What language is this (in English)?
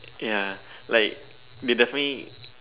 English